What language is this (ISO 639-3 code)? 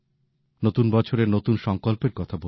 ben